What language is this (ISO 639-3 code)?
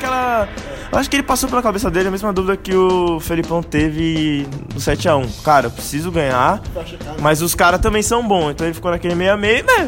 por